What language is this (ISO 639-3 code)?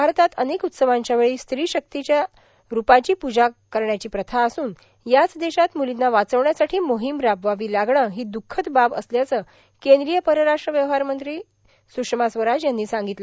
mar